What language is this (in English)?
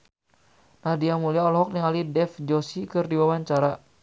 Sundanese